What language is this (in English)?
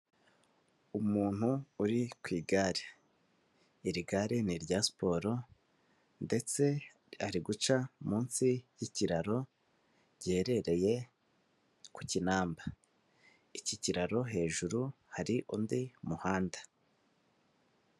Kinyarwanda